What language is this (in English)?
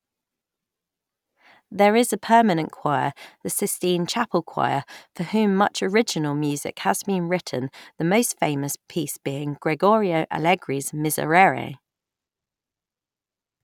English